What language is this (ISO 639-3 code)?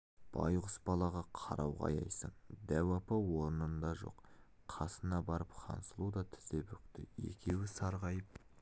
kaz